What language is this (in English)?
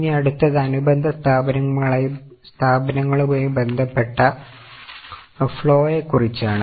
Malayalam